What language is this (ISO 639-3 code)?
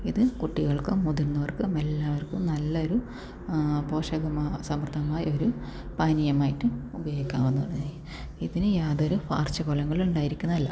mal